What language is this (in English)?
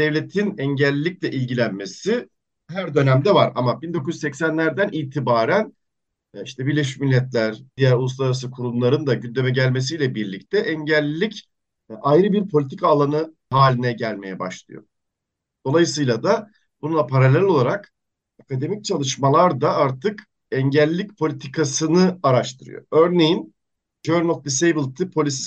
Turkish